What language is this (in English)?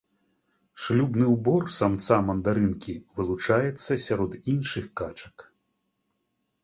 Belarusian